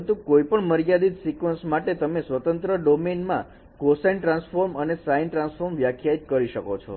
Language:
Gujarati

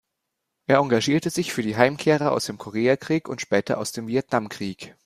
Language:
German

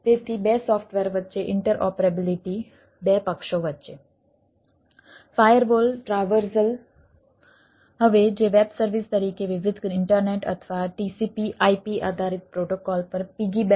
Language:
Gujarati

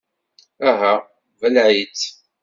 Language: Kabyle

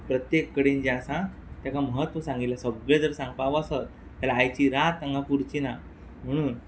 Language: Konkani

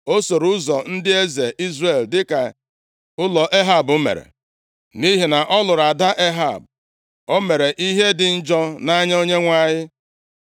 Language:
Igbo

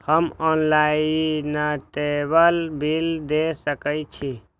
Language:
Maithili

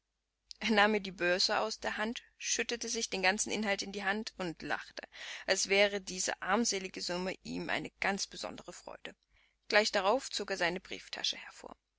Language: German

